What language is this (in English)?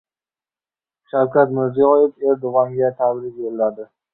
Uzbek